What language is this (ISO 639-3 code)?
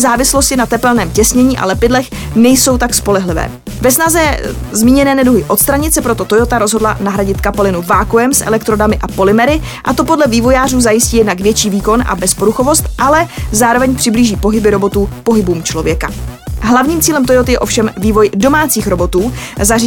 ces